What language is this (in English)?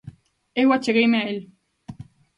Galician